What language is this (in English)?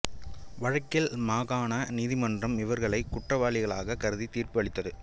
Tamil